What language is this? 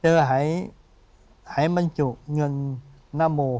Thai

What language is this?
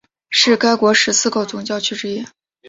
Chinese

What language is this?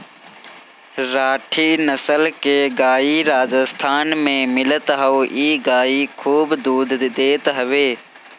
Bhojpuri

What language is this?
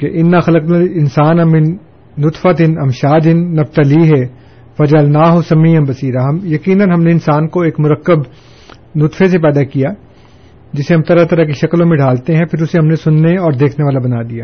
Urdu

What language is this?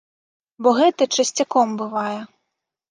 Belarusian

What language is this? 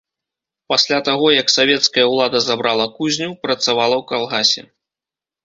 Belarusian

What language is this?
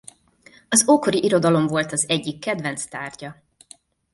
Hungarian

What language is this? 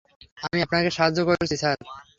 Bangla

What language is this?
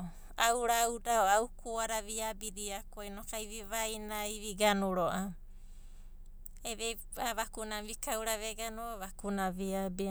Abadi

